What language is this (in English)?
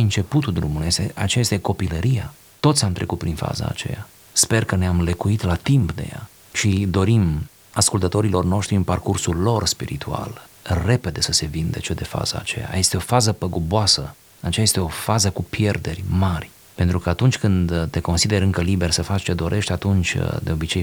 Romanian